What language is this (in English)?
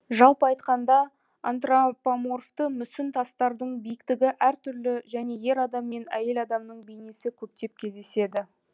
Kazakh